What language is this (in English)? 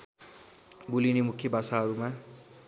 Nepali